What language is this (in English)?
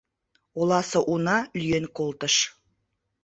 Mari